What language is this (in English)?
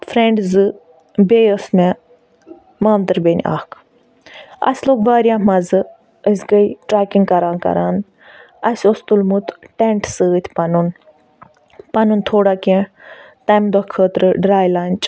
Kashmiri